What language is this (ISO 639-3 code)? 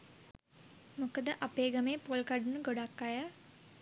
sin